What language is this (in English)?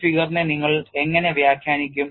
Malayalam